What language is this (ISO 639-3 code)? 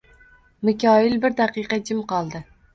uzb